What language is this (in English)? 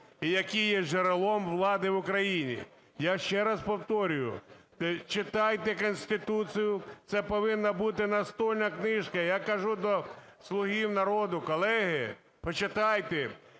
Ukrainian